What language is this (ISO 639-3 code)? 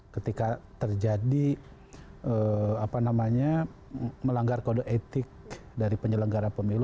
ind